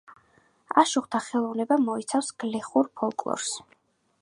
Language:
Georgian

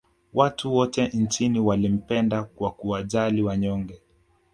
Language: Swahili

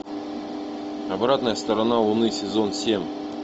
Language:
Russian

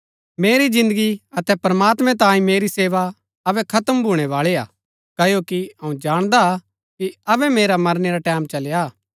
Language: Gaddi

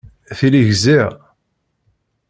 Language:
Kabyle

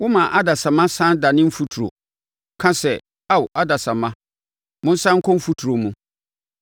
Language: Akan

